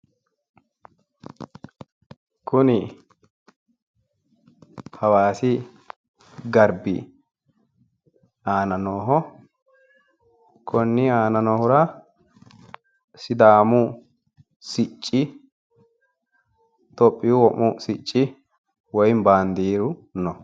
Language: Sidamo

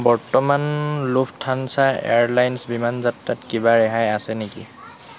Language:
Assamese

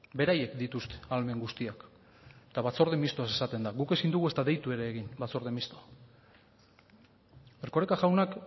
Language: Basque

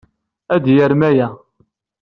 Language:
Kabyle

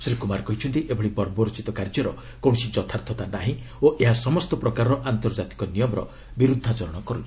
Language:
Odia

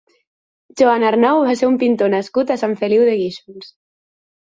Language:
Catalan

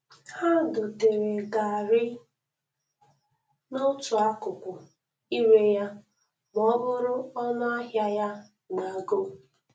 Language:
Igbo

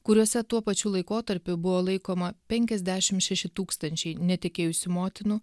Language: Lithuanian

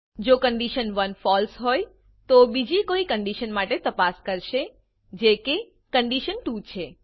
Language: Gujarati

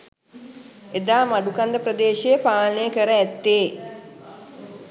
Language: Sinhala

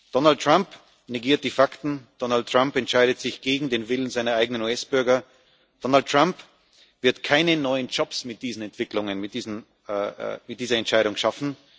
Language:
German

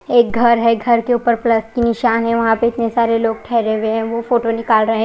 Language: Hindi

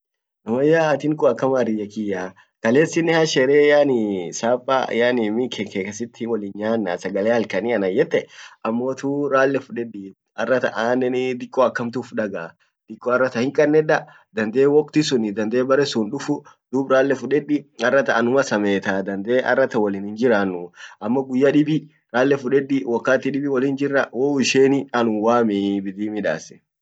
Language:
Orma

